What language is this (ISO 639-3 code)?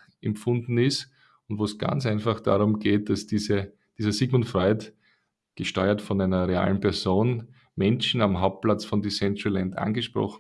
deu